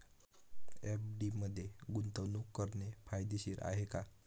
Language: Marathi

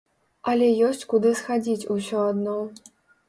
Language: Belarusian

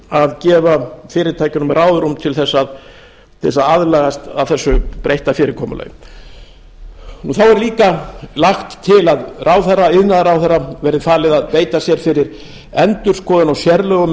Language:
Icelandic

